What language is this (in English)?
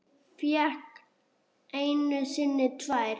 Icelandic